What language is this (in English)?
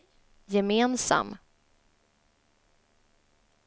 Swedish